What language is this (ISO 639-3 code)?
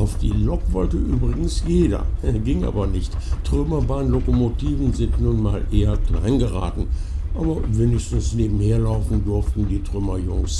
deu